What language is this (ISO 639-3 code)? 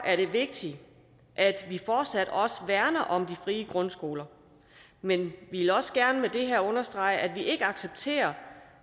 dan